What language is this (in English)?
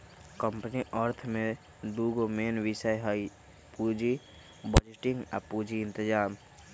Magahi